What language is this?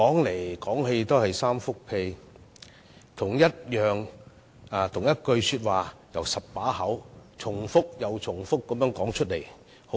Cantonese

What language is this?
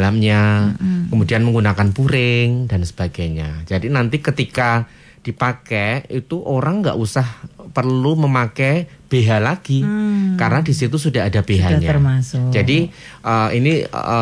Indonesian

